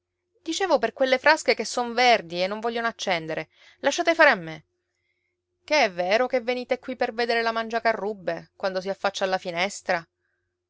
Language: Italian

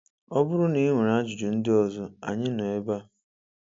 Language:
Igbo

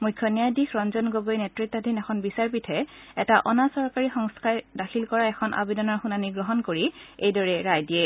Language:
Assamese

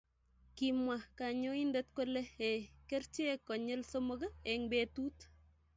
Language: Kalenjin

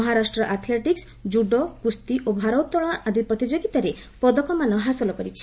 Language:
Odia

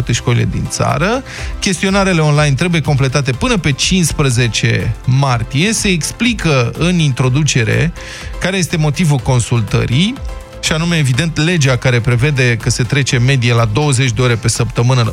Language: Romanian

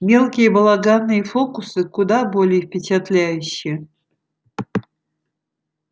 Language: Russian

